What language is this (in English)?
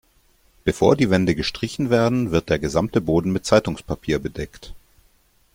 German